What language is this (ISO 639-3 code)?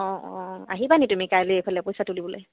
asm